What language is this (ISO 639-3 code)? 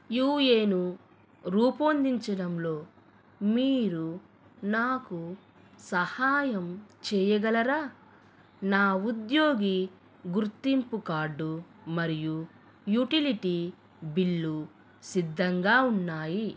tel